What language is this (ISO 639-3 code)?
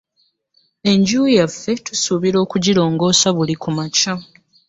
lug